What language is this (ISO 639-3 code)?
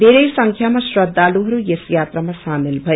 nep